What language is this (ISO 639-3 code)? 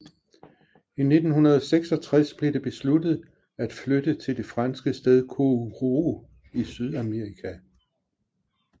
dan